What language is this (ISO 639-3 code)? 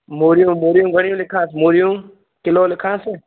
snd